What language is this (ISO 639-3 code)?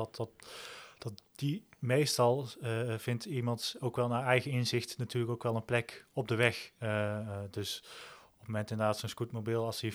nld